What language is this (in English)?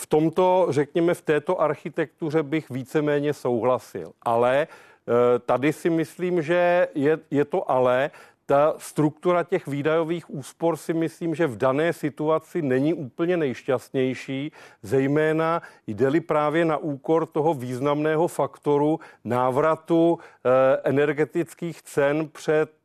Czech